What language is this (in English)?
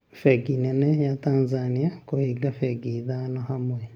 Kikuyu